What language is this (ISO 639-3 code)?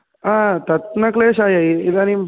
san